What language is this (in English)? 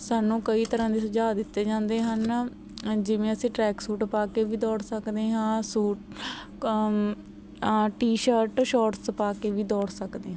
Punjabi